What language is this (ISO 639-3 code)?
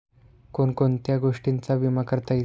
mar